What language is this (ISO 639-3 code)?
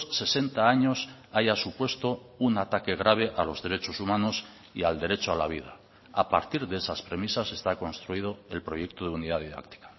spa